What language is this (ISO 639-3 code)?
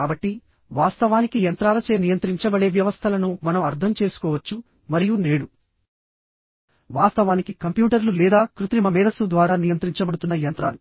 tel